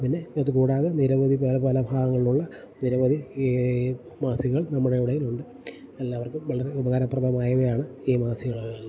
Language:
Malayalam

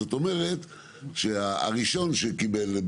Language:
Hebrew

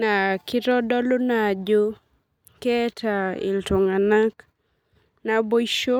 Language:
Masai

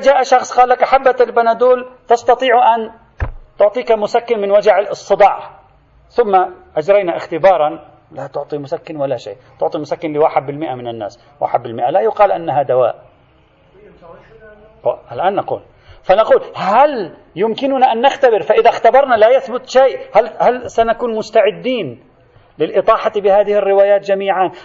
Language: Arabic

